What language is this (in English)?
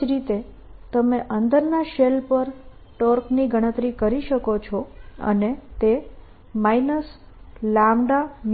Gujarati